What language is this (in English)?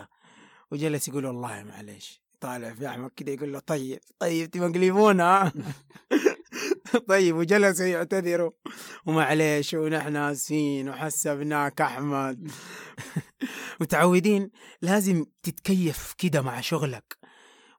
Arabic